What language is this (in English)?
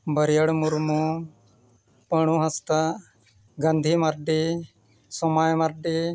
Santali